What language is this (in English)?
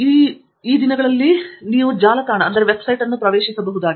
Kannada